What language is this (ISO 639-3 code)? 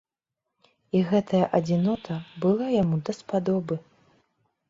bel